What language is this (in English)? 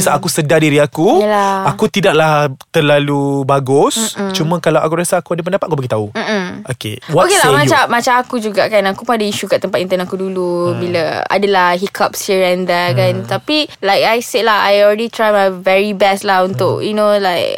Malay